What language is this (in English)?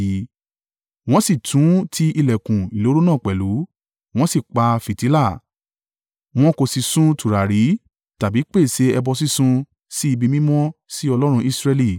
Yoruba